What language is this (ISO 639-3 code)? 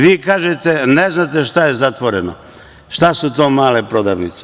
srp